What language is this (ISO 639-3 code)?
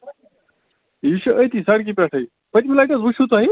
kas